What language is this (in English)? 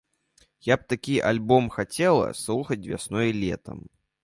Belarusian